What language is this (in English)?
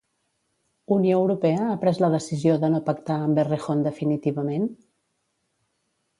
Catalan